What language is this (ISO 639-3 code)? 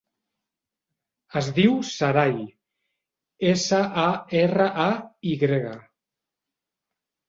cat